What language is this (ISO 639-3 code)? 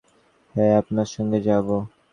ben